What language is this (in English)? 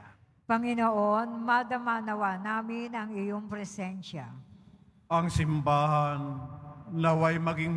Filipino